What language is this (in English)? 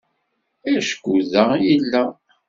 Kabyle